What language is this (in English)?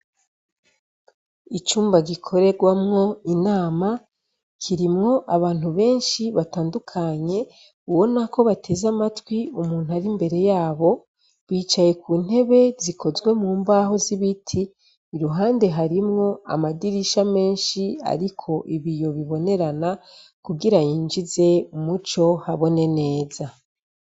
Rundi